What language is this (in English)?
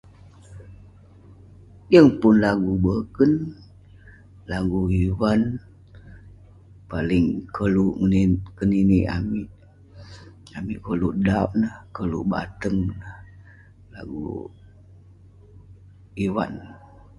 Western Penan